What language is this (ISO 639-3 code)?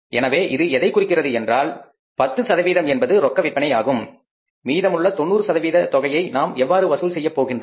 tam